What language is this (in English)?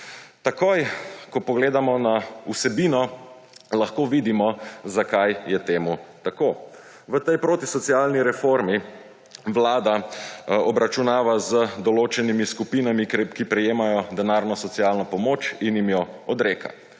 Slovenian